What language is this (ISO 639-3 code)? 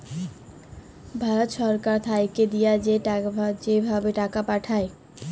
ben